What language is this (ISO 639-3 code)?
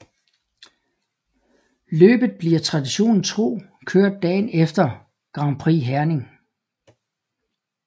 dan